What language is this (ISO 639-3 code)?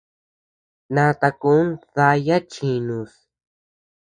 cux